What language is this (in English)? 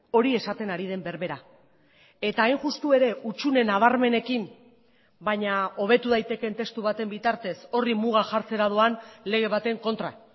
Basque